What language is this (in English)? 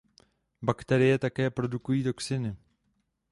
Czech